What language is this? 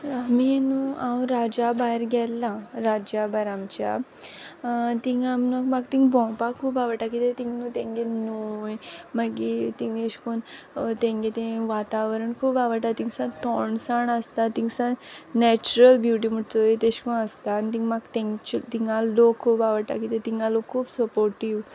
Konkani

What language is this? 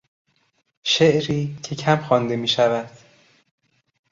Persian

